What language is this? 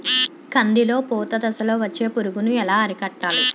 Telugu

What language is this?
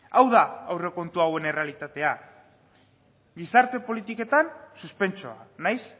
Basque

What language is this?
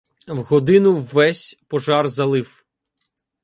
Ukrainian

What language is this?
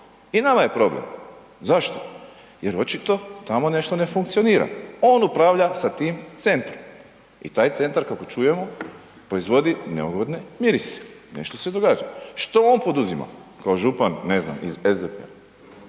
Croatian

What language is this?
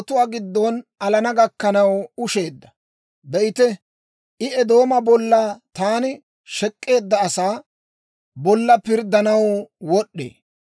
Dawro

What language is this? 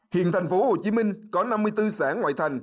Vietnamese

